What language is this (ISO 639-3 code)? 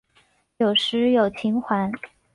zho